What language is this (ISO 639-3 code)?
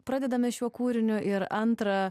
lit